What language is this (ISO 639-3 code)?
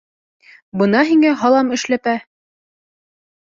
bak